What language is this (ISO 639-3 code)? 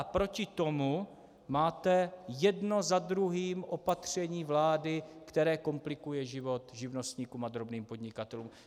ces